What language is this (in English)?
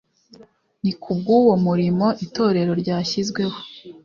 Kinyarwanda